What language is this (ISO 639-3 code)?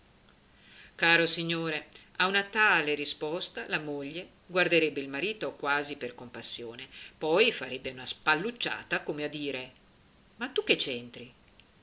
ita